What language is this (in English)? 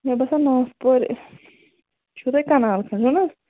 Kashmiri